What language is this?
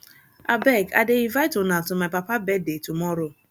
Nigerian Pidgin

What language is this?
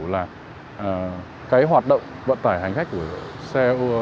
Vietnamese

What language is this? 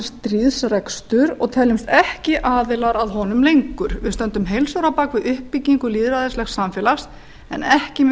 Icelandic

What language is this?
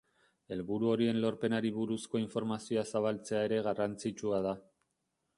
Basque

